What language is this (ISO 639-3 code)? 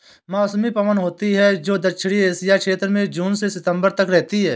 hin